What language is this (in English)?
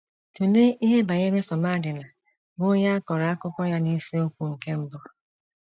Igbo